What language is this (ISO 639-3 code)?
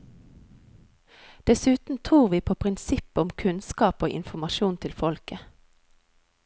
nor